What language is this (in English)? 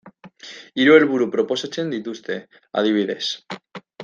Basque